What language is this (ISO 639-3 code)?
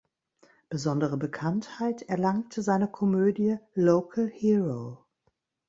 deu